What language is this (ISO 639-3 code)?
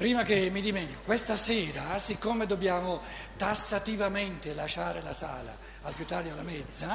ita